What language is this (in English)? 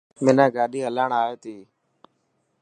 Dhatki